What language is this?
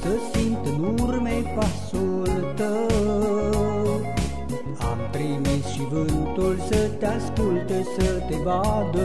Romanian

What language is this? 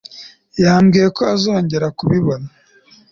Kinyarwanda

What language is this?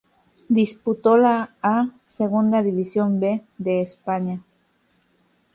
Spanish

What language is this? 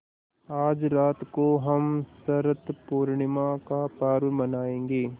Hindi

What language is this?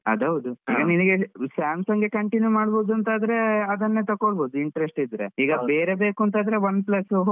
Kannada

